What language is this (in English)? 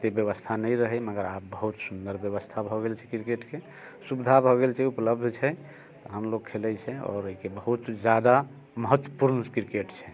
Maithili